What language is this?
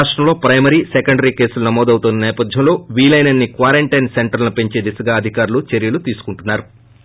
Telugu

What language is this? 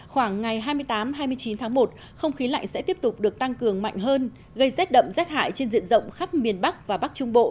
Vietnamese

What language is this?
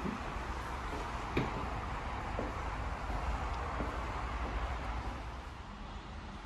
Japanese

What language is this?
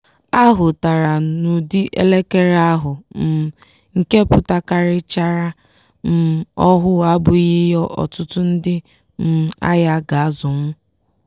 Igbo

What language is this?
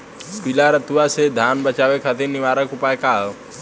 Bhojpuri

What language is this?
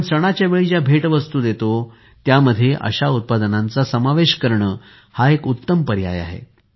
Marathi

